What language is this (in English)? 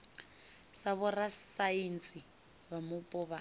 Venda